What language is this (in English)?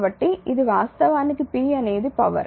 Telugu